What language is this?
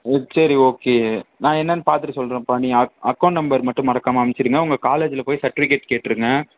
Tamil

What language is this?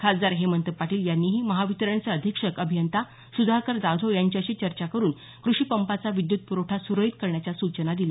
Marathi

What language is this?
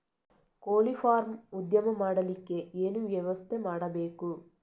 Kannada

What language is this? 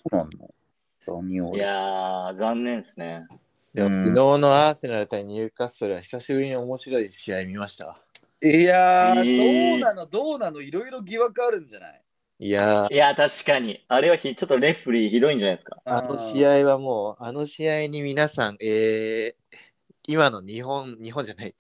Japanese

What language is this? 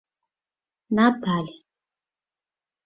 Mari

